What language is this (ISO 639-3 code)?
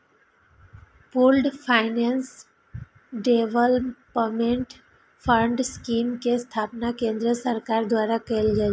mai